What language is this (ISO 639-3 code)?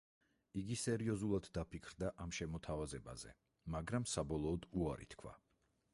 kat